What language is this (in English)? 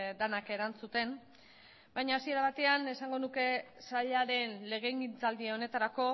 Basque